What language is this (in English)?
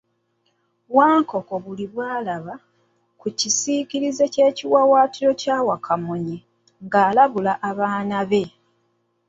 Ganda